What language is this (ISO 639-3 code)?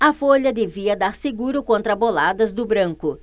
por